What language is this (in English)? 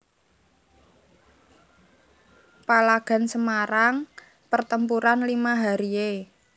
Javanese